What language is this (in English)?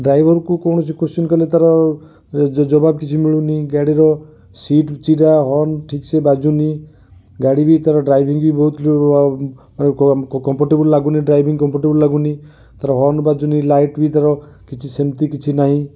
Odia